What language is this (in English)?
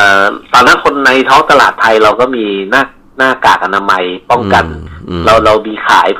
Thai